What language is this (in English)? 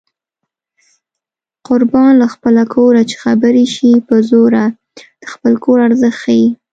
Pashto